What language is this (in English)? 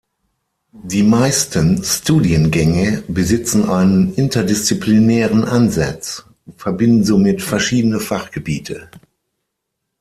German